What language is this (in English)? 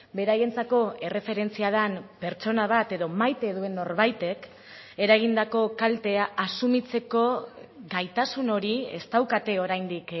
Basque